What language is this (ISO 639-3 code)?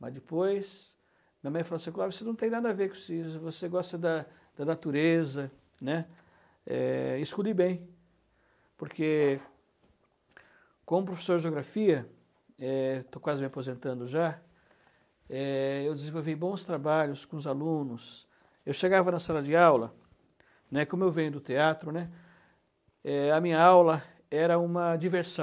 por